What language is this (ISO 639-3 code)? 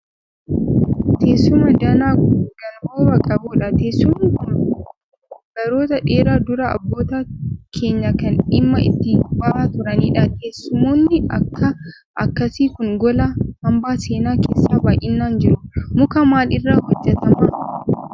orm